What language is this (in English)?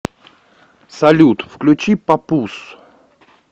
Russian